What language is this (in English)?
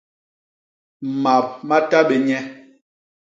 Basaa